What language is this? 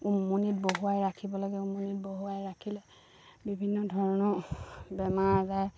Assamese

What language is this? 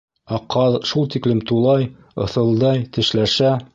Bashkir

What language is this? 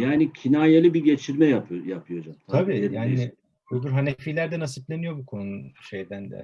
Turkish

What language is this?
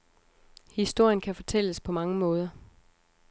Danish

